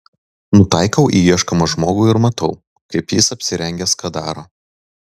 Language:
Lithuanian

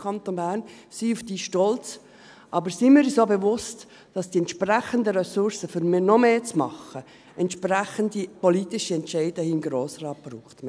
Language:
Swiss German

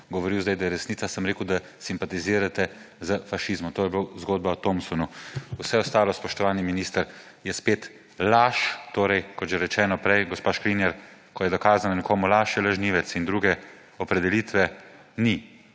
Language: Slovenian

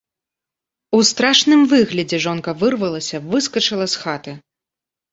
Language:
Belarusian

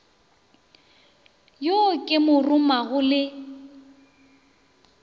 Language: Northern Sotho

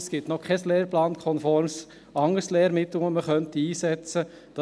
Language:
Swiss German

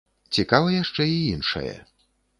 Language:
Belarusian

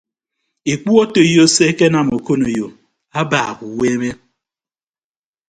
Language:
Ibibio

